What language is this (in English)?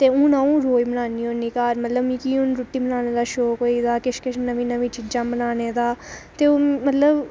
Dogri